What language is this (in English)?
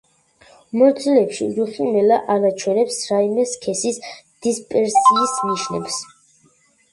Georgian